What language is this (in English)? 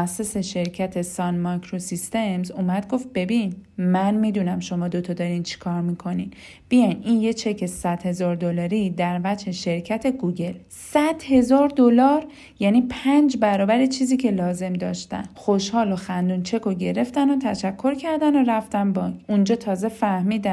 Persian